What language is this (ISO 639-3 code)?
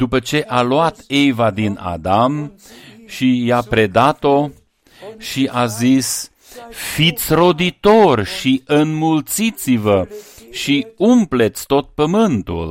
ron